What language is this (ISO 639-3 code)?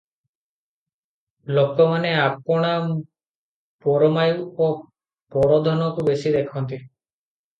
ori